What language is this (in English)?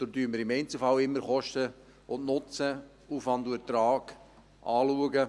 Swiss German